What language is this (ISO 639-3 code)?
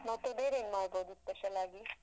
kan